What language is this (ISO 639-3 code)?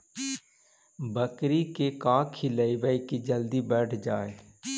mag